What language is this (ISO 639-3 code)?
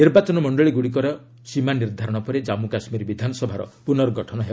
ori